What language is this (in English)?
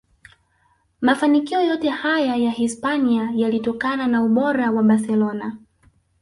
Swahili